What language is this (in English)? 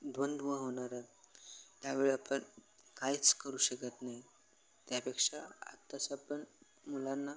Marathi